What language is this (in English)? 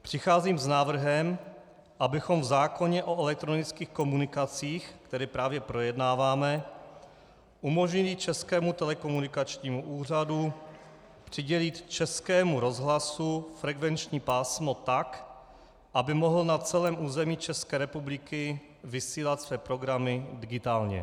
Czech